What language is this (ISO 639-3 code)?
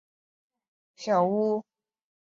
zho